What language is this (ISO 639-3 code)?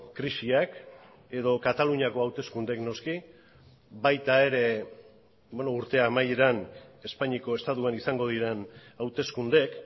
eus